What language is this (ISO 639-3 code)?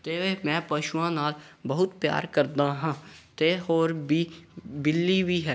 pan